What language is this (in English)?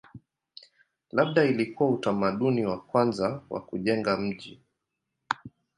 Swahili